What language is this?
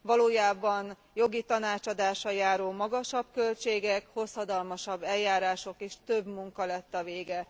Hungarian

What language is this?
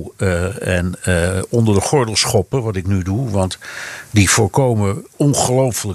Dutch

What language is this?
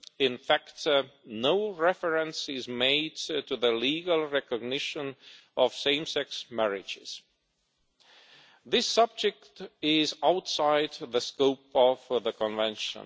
English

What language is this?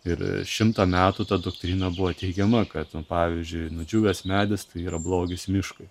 Lithuanian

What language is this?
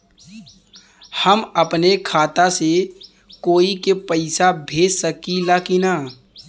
Bhojpuri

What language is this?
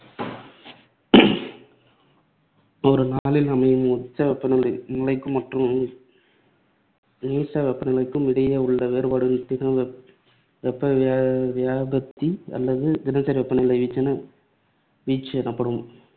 Tamil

